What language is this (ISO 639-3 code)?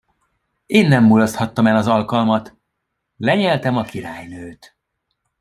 hun